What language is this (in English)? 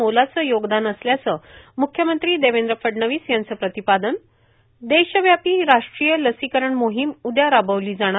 Marathi